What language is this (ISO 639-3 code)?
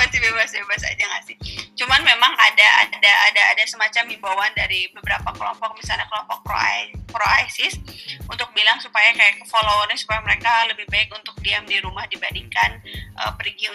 ind